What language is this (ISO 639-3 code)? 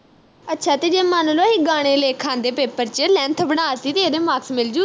pan